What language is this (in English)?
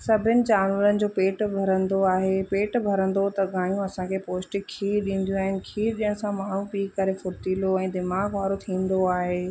Sindhi